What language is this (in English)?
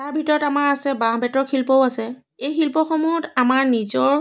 Assamese